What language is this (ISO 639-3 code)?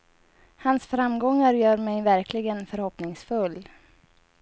swe